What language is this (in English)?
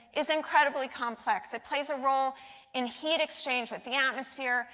English